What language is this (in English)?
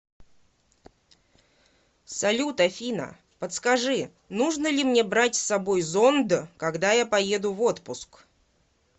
Russian